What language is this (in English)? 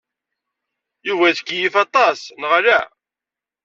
Kabyle